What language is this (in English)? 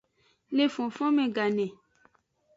Aja (Benin)